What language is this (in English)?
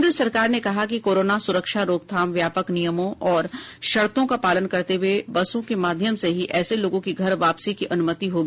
Hindi